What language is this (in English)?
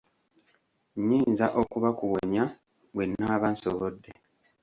Ganda